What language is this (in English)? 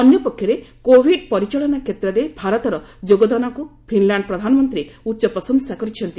Odia